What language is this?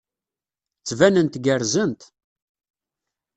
Kabyle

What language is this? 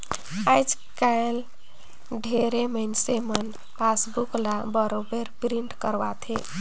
Chhattisgarhi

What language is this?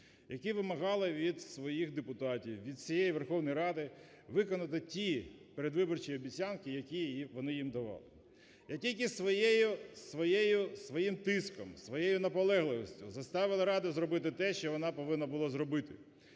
Ukrainian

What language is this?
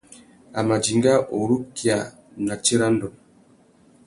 Tuki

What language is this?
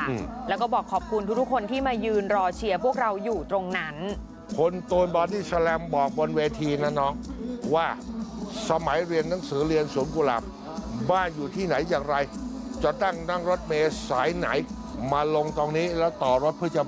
Thai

